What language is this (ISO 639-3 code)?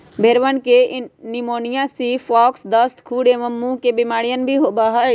mag